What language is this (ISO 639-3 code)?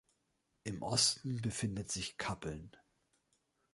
deu